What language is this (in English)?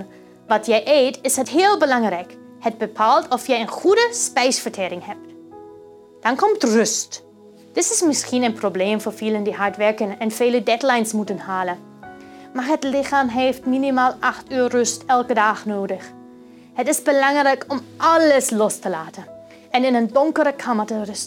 Dutch